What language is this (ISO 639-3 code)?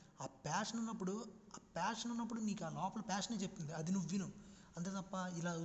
tel